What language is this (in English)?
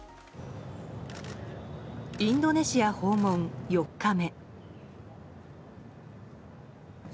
Japanese